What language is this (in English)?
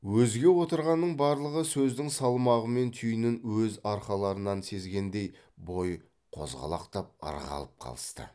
Kazakh